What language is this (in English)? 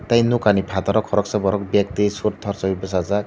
Kok Borok